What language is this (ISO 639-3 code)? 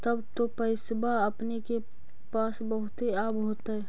mag